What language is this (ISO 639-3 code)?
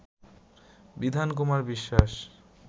ben